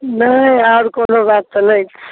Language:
Maithili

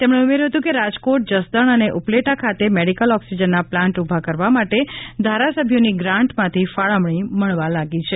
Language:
Gujarati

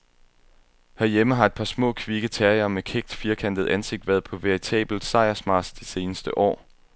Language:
Danish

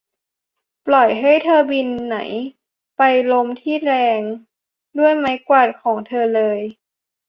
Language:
Thai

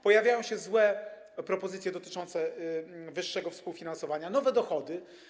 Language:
Polish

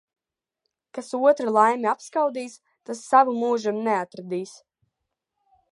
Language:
Latvian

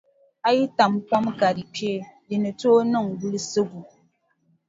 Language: Dagbani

